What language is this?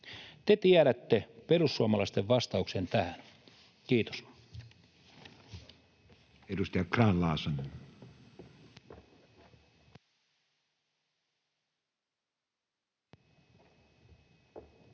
Finnish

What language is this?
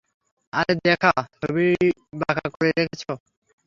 Bangla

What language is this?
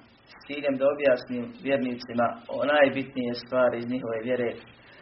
Croatian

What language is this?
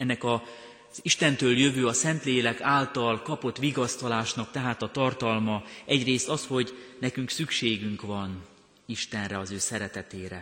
Hungarian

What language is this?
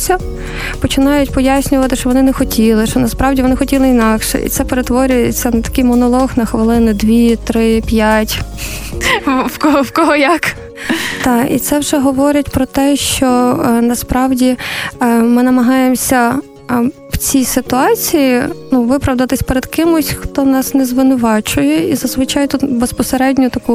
Ukrainian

